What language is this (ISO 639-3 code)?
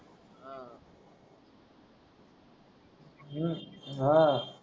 mar